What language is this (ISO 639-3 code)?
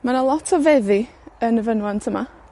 cym